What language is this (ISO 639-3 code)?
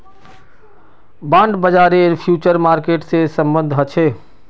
mag